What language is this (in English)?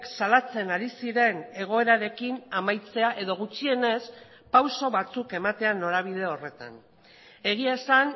Basque